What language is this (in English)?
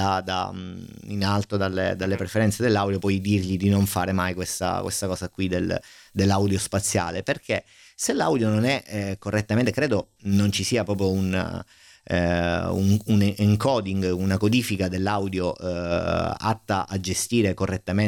Italian